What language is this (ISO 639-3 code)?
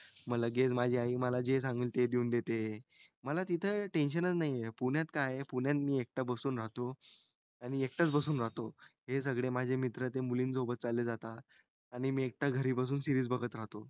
mar